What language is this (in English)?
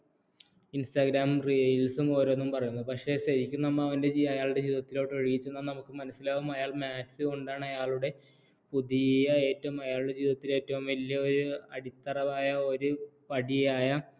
Malayalam